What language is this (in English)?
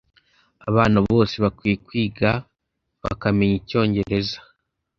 Kinyarwanda